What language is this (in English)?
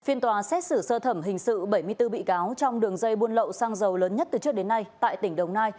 Vietnamese